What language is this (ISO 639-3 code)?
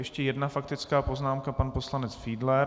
ces